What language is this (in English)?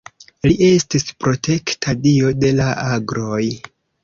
Esperanto